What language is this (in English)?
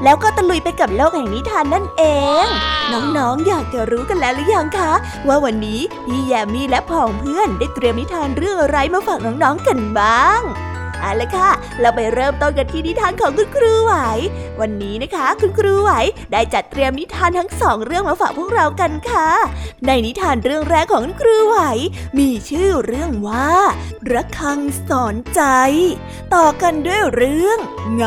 Thai